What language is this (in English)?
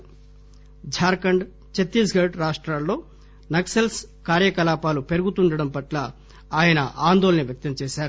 Telugu